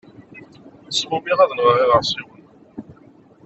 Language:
Kabyle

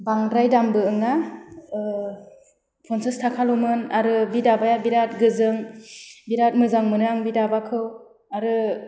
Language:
Bodo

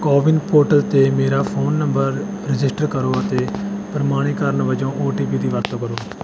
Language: Punjabi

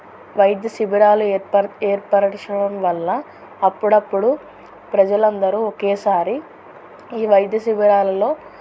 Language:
Telugu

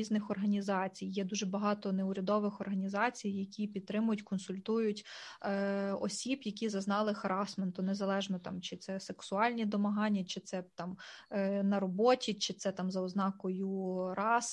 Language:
Ukrainian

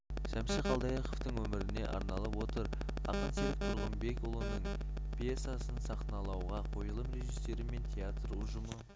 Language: Kazakh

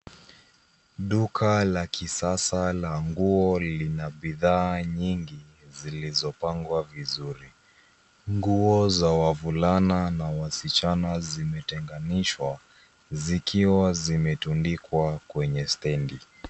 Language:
Swahili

